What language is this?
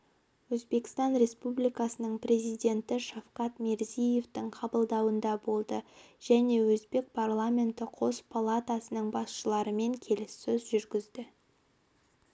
Kazakh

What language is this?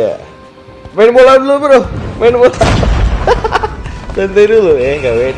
Indonesian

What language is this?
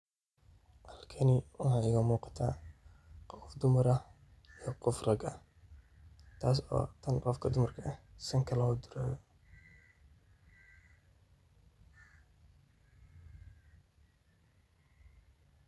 Somali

